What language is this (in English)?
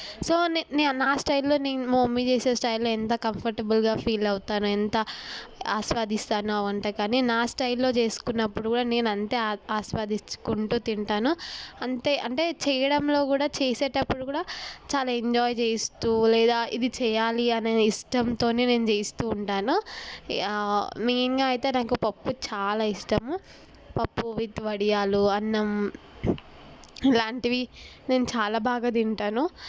Telugu